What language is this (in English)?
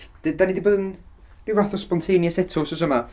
Welsh